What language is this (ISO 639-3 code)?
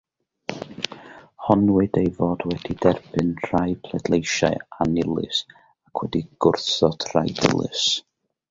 cym